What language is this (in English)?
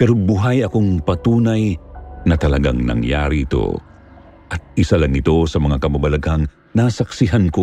Filipino